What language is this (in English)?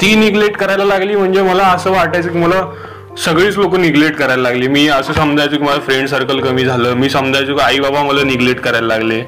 Marathi